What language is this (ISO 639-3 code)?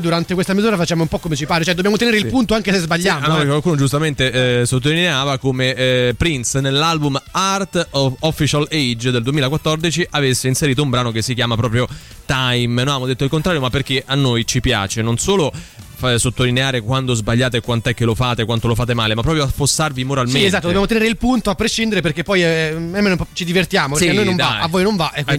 ita